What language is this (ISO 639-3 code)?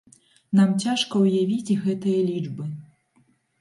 bel